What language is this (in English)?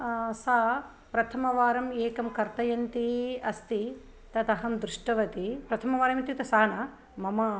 Sanskrit